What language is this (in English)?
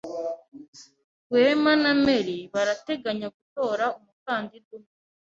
Kinyarwanda